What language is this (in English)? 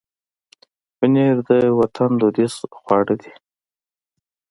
Pashto